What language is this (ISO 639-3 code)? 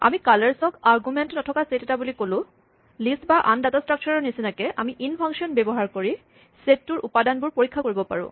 asm